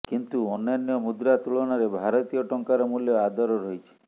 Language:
Odia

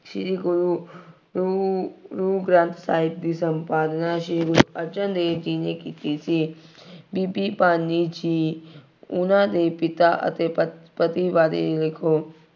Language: Punjabi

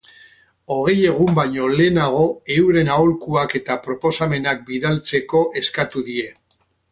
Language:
Basque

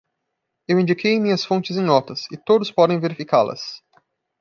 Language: Portuguese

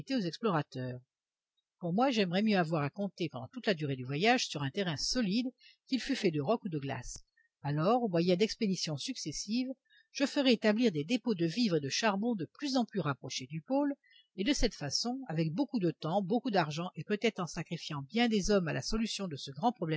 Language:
French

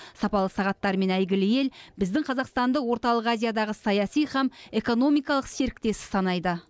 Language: Kazakh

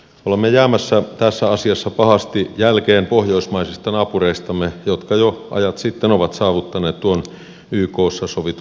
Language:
Finnish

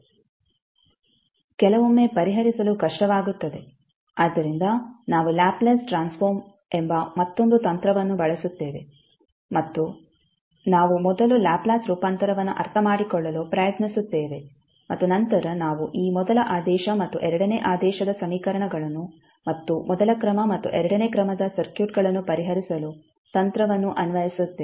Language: Kannada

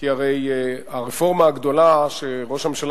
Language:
Hebrew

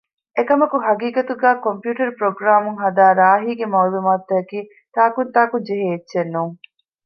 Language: Divehi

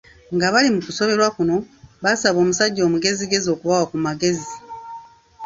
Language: Ganda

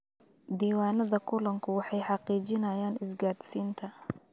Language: Somali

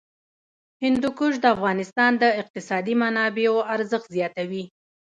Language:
Pashto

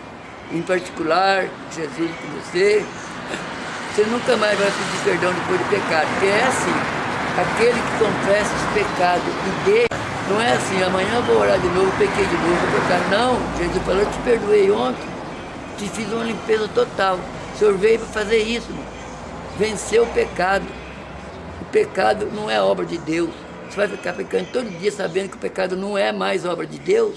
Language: Portuguese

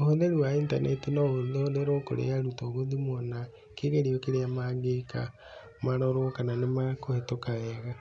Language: Kikuyu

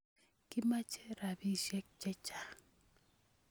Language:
Kalenjin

